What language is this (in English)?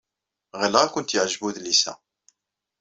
Kabyle